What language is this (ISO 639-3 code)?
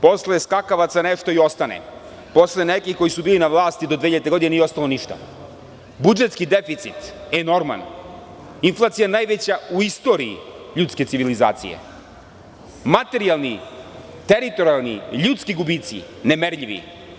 srp